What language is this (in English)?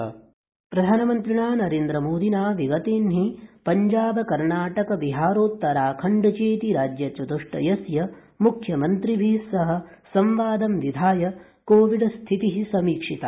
Sanskrit